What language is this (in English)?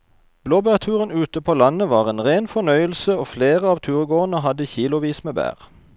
Norwegian